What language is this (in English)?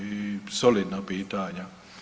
Croatian